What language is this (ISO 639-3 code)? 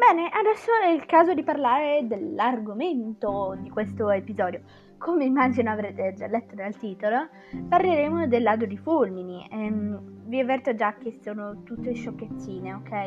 ita